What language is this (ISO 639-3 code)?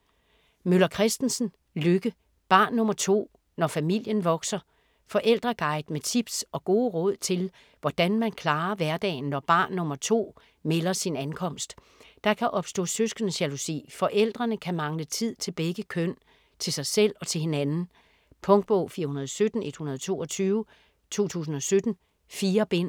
dan